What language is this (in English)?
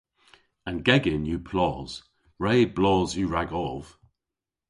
Cornish